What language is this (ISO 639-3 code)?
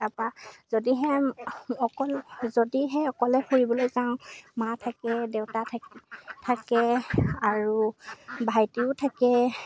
asm